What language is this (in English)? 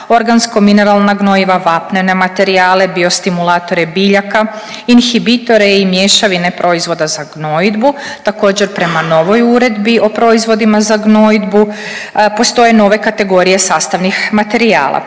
Croatian